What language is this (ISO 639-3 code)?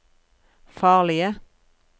nor